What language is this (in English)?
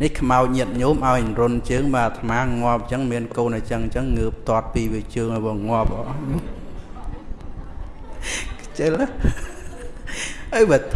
Vietnamese